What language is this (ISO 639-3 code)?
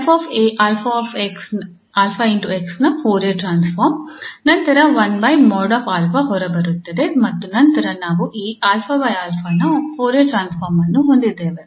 kan